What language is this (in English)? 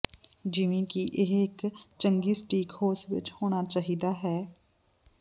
Punjabi